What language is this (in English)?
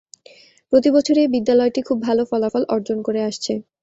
Bangla